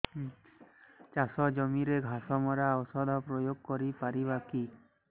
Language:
Odia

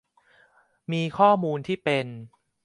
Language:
Thai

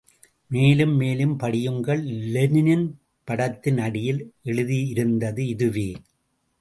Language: Tamil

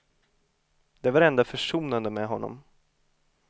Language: Swedish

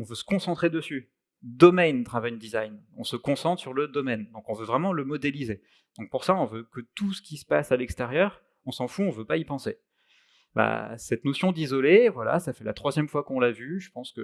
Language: French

